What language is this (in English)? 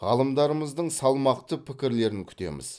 Kazakh